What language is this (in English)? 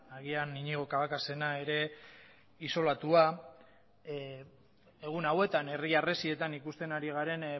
Basque